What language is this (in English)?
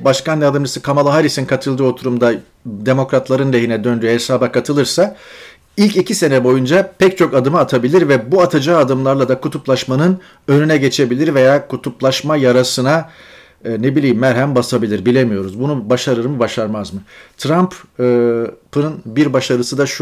Turkish